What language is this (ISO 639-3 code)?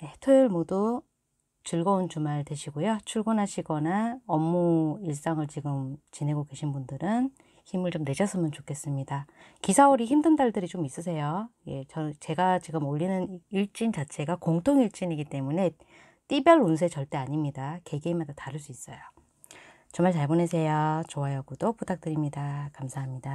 kor